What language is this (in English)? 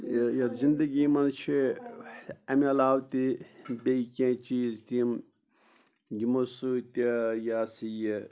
Kashmiri